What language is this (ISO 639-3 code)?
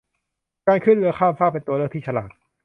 tha